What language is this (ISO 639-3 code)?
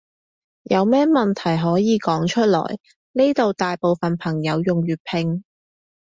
yue